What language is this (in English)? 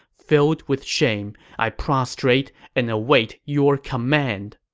English